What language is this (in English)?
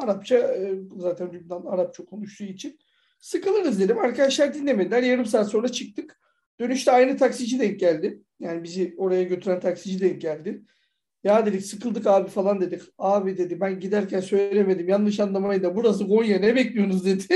Turkish